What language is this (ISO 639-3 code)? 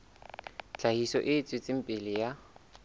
sot